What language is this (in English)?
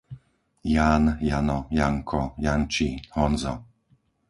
Slovak